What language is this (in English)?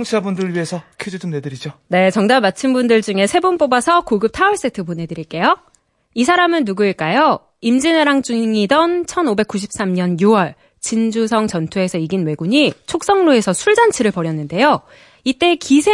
Korean